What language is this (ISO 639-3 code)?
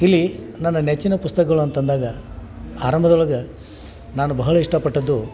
kan